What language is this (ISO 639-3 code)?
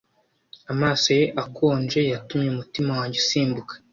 kin